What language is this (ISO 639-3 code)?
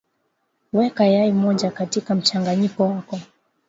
swa